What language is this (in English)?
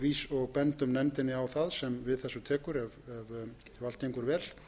Icelandic